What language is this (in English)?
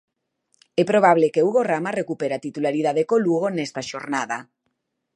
Galician